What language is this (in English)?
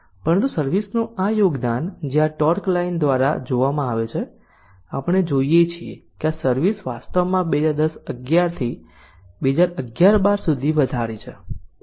Gujarati